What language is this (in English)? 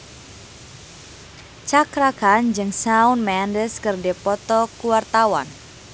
Sundanese